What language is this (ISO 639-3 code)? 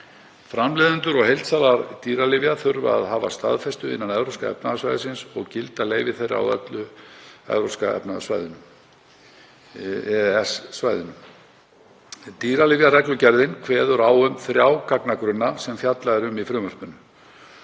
isl